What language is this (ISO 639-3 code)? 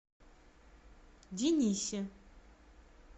rus